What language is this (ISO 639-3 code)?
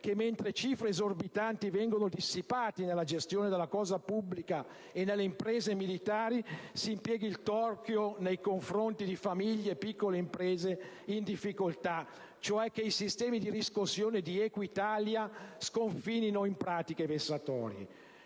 ita